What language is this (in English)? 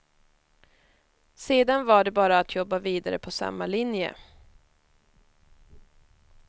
Swedish